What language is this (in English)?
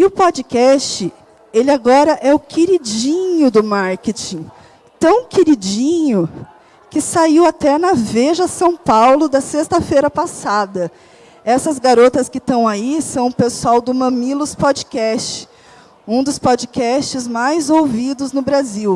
Portuguese